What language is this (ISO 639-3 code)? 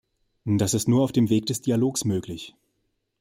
deu